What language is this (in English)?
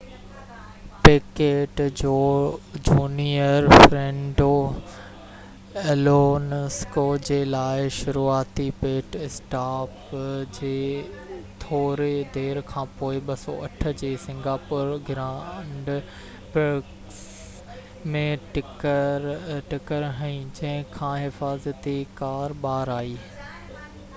Sindhi